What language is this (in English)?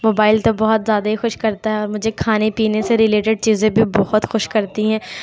Urdu